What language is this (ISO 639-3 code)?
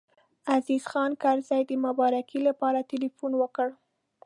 pus